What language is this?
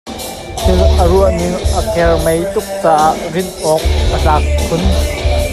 Hakha Chin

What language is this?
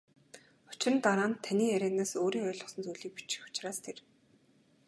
Mongolian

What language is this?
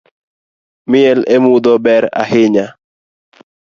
Luo (Kenya and Tanzania)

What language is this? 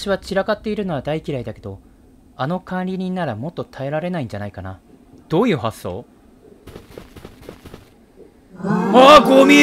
Japanese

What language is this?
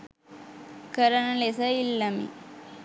Sinhala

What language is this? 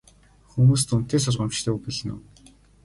Mongolian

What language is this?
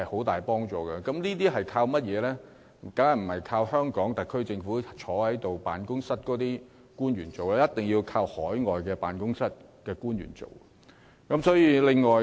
Cantonese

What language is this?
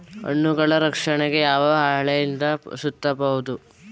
Kannada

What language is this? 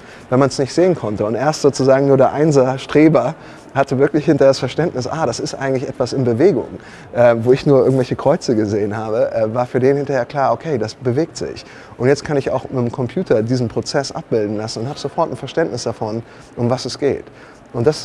German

